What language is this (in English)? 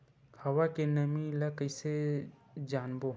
Chhattisgarhi